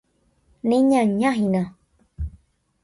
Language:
Guarani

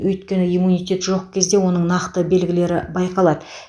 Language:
Kazakh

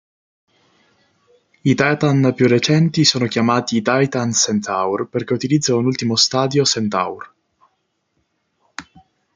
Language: Italian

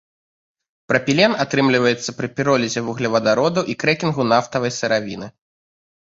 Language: Belarusian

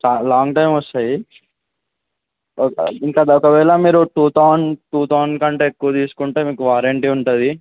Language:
Telugu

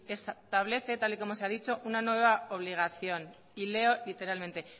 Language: Spanish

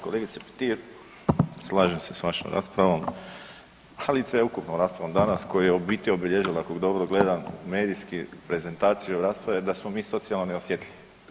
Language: Croatian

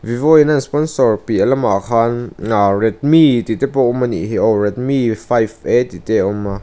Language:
Mizo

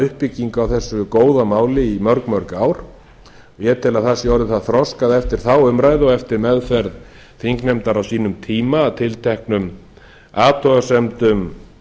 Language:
Icelandic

